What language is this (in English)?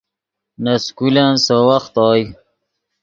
Yidgha